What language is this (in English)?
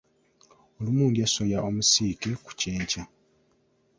Ganda